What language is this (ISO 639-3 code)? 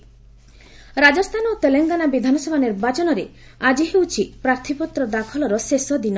ori